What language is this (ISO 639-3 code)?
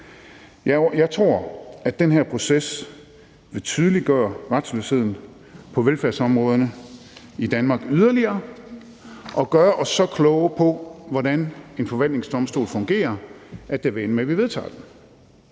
dan